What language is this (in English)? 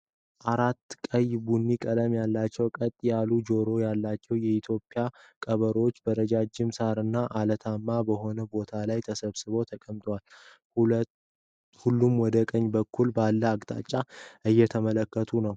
Amharic